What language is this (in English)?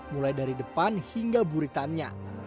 Indonesian